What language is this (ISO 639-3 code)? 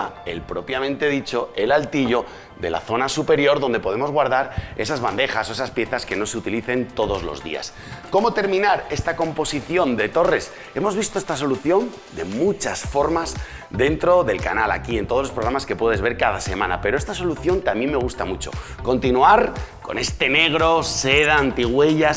spa